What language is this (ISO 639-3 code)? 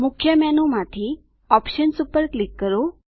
guj